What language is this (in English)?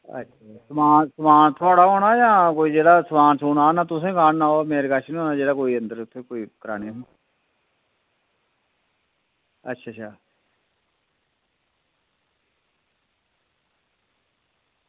Dogri